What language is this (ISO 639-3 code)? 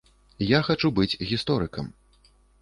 bel